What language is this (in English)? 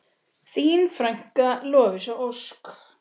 Icelandic